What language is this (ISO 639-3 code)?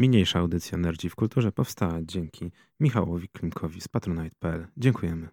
pol